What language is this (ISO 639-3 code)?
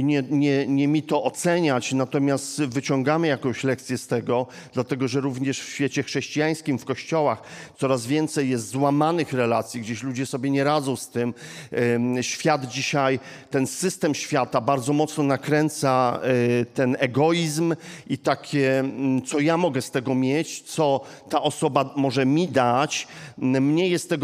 pol